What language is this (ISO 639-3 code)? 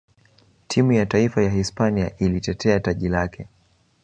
swa